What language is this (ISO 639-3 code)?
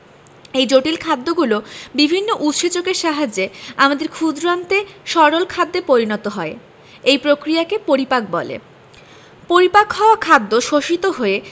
ben